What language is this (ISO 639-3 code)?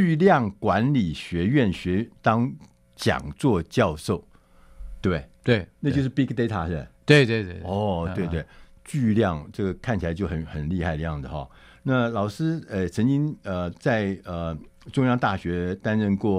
zho